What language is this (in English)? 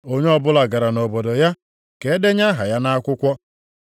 Igbo